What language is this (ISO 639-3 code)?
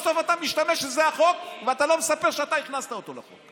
heb